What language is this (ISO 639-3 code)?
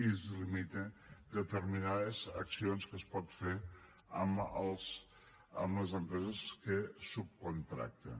cat